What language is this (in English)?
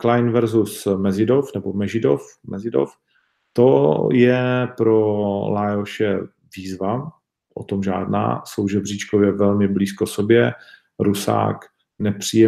Czech